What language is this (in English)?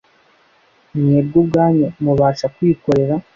Kinyarwanda